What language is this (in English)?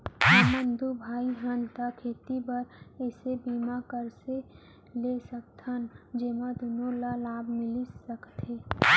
Chhattisgarhi